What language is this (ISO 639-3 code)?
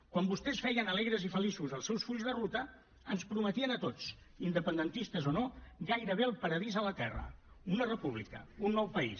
cat